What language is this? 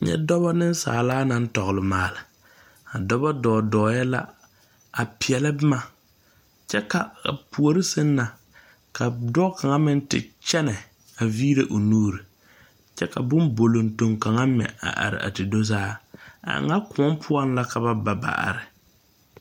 Southern Dagaare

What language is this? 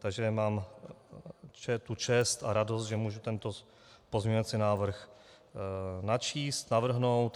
Czech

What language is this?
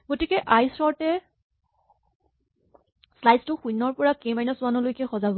Assamese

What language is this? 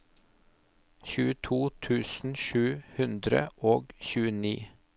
Norwegian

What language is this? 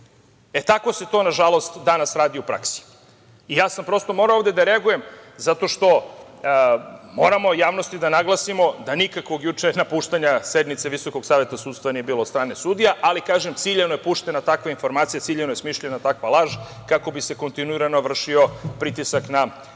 Serbian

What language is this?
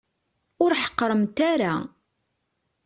Kabyle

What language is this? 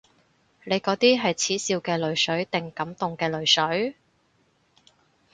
Cantonese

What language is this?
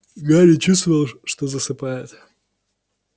Russian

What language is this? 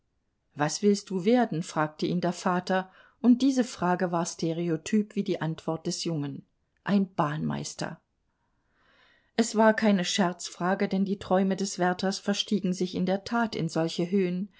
German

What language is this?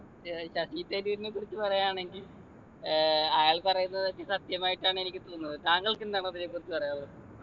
Malayalam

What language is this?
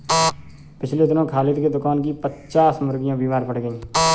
Hindi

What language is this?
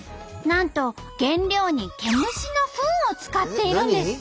Japanese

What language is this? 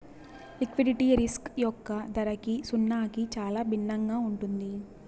Telugu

